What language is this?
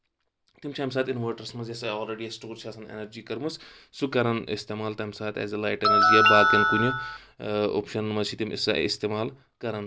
Kashmiri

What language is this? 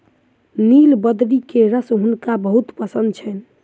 Maithili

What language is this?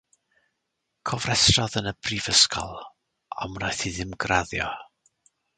Welsh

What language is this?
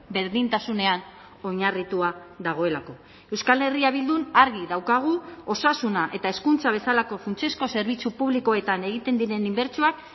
Basque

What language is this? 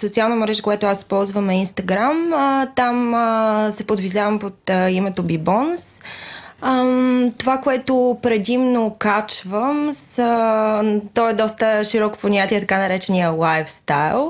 Bulgarian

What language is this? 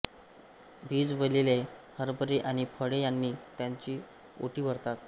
Marathi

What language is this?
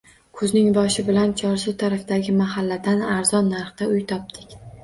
Uzbek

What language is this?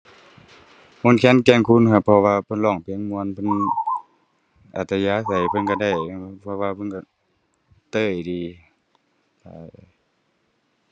Thai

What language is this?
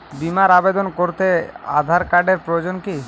Bangla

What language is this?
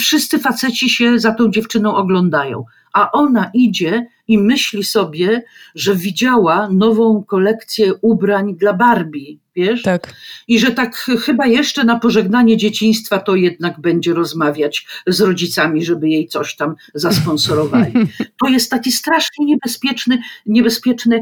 Polish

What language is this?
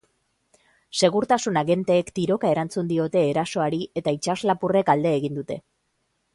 Basque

